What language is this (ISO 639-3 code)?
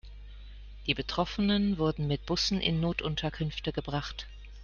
deu